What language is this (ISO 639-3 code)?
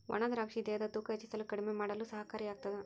kan